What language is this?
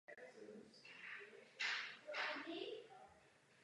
Czech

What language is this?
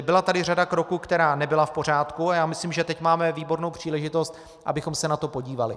Czech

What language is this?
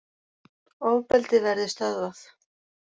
Icelandic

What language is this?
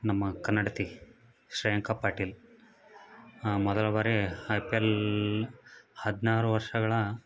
Kannada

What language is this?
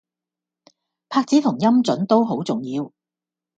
Cantonese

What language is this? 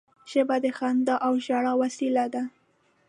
Pashto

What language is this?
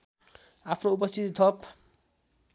Nepali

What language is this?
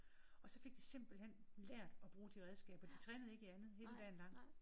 Danish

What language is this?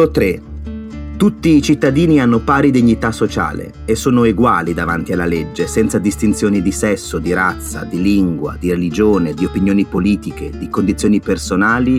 Italian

